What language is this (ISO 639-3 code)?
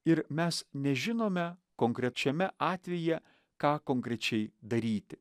lit